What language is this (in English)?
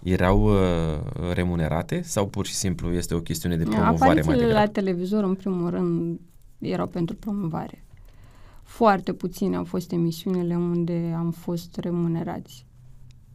Romanian